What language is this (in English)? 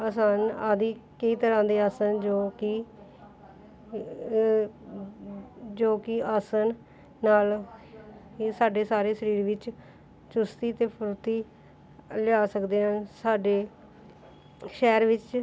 Punjabi